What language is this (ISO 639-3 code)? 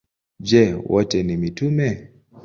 swa